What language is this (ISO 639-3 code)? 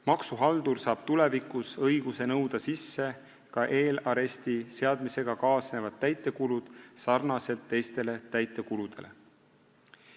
est